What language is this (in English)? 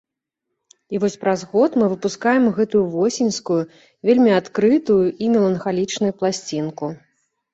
Belarusian